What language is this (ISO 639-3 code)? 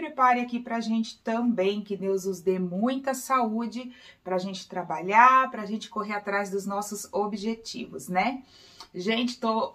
por